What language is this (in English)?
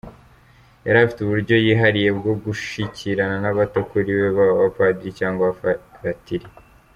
Kinyarwanda